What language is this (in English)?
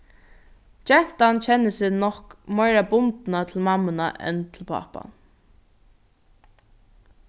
Faroese